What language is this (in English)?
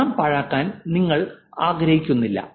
Malayalam